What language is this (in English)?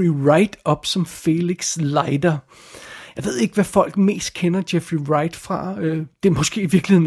Danish